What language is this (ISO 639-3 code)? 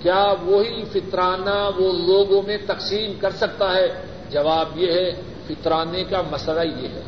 urd